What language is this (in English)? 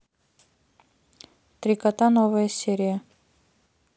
Russian